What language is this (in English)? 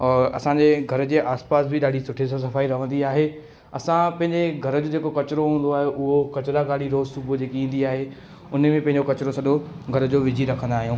Sindhi